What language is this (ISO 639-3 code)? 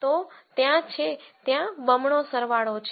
guj